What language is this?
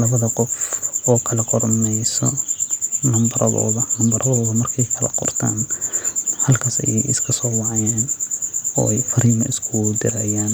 Somali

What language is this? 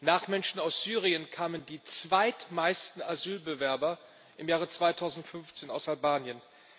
German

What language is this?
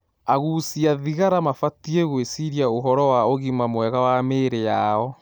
Kikuyu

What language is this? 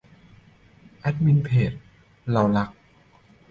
Thai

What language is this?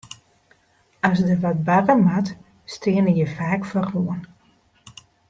Western Frisian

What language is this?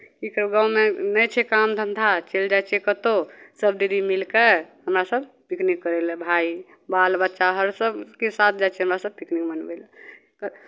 Maithili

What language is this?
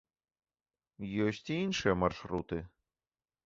Belarusian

